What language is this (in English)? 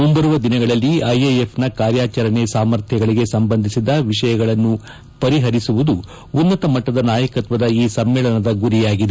Kannada